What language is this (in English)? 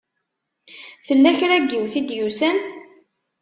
Kabyle